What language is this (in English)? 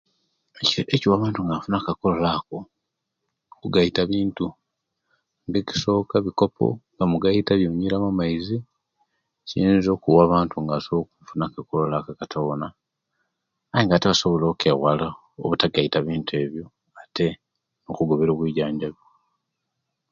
Kenyi